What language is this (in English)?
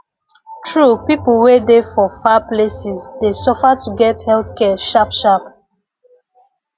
Nigerian Pidgin